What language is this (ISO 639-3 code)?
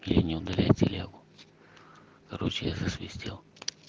rus